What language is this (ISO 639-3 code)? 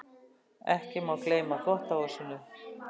isl